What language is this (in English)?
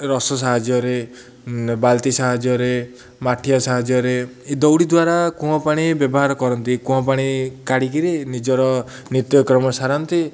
Odia